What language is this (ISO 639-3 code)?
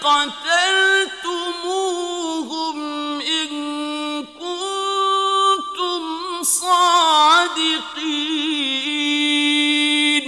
ara